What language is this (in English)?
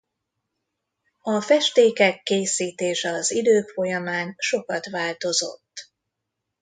Hungarian